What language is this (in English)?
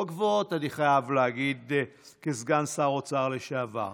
Hebrew